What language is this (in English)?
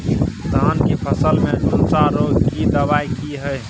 Maithili